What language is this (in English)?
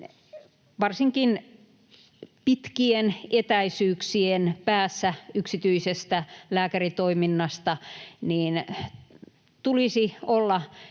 Finnish